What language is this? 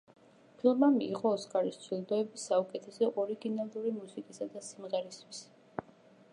Georgian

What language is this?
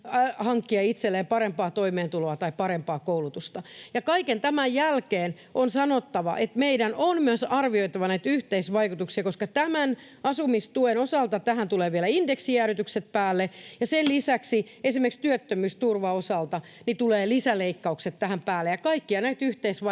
Finnish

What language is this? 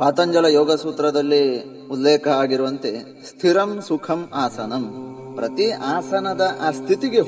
Kannada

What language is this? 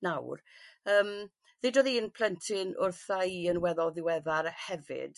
Welsh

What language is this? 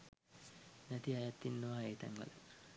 Sinhala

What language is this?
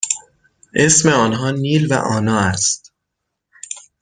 Persian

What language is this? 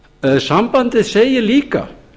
Icelandic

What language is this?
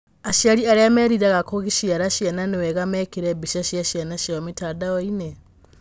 Kikuyu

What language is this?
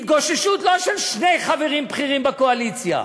Hebrew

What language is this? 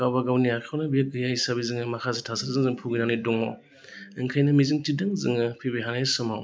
Bodo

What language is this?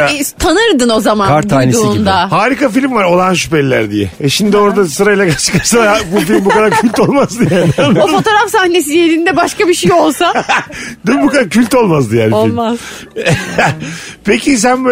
Turkish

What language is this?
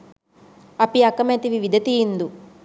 Sinhala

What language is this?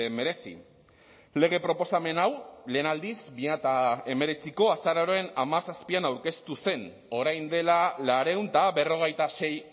Basque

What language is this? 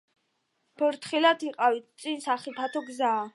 Georgian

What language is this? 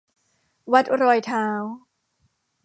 Thai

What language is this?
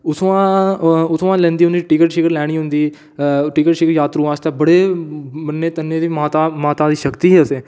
Dogri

